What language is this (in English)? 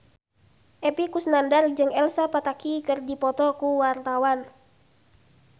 Sundanese